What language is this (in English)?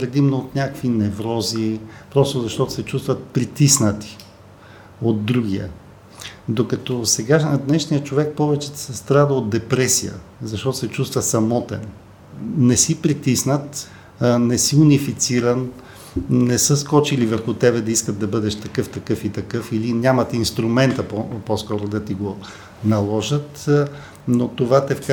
Bulgarian